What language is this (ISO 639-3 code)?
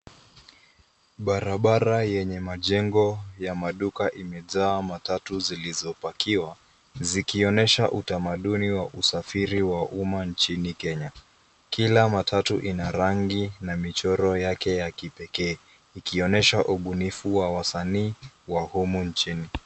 swa